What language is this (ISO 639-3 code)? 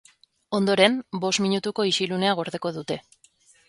eus